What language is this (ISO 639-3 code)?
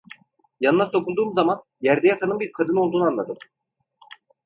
tur